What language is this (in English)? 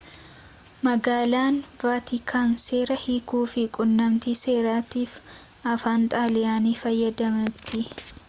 Oromo